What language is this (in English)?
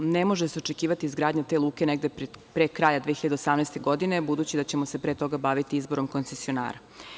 Serbian